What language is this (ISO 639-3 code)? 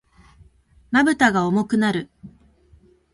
jpn